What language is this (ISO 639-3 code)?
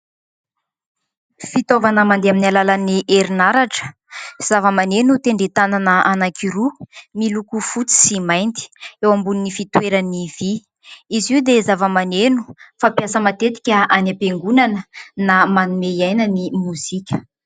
mlg